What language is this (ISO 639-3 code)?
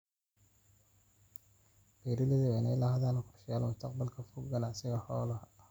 som